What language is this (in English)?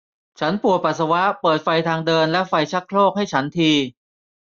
Thai